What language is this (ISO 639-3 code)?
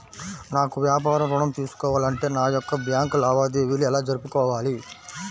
tel